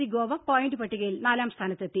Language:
Malayalam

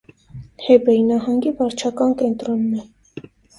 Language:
Armenian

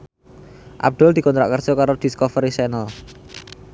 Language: Javanese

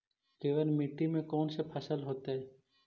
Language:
Magahi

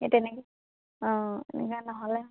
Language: Assamese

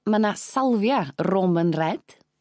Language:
Welsh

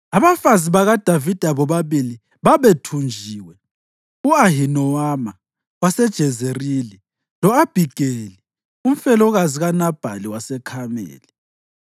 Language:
North Ndebele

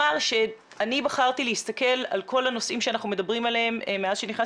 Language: Hebrew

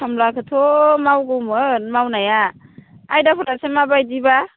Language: Bodo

